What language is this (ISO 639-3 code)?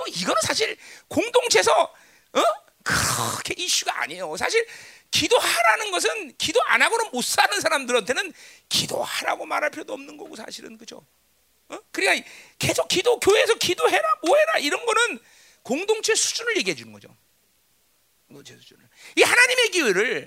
kor